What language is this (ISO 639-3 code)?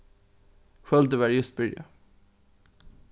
fao